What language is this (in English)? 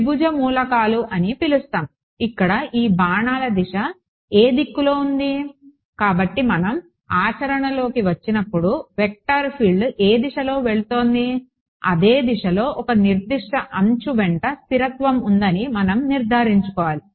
Telugu